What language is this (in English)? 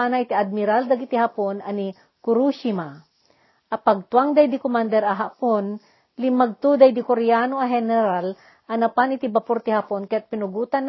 Filipino